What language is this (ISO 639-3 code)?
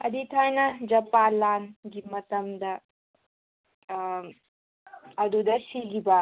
mni